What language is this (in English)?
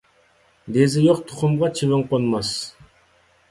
Uyghur